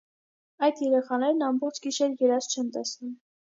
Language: Armenian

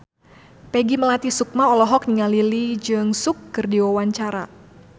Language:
Sundanese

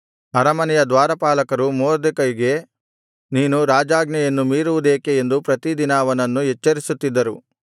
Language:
Kannada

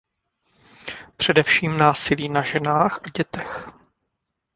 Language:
Czech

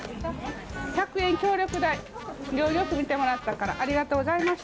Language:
Japanese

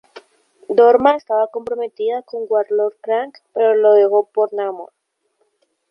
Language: Spanish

